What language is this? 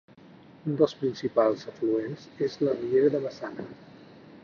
Catalan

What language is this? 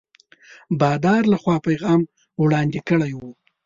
Pashto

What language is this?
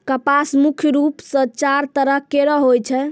Maithili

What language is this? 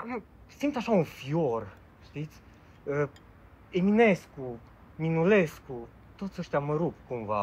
Romanian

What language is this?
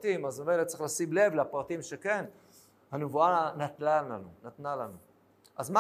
Hebrew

